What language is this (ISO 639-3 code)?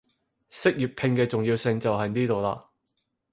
yue